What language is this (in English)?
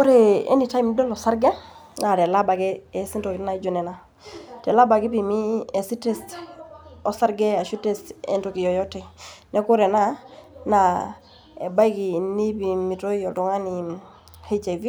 Masai